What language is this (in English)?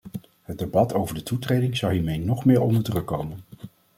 Dutch